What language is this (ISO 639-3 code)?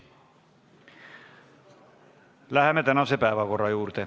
est